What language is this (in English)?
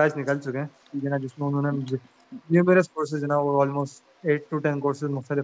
Urdu